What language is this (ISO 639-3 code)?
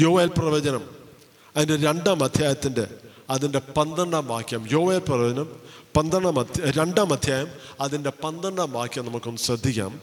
mal